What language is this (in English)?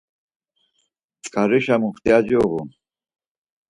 Laz